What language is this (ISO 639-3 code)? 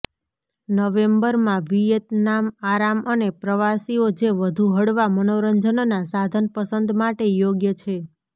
guj